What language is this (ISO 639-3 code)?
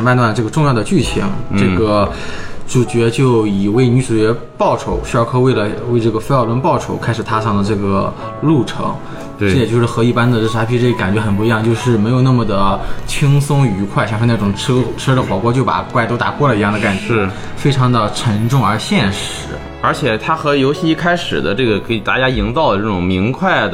zho